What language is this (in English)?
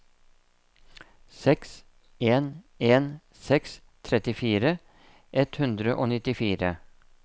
Norwegian